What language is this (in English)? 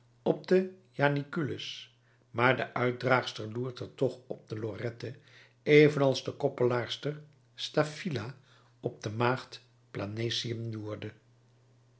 Dutch